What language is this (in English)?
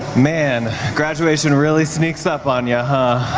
English